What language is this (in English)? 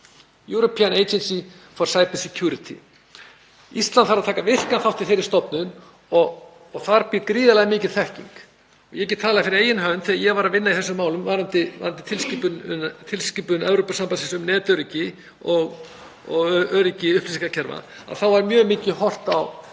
Icelandic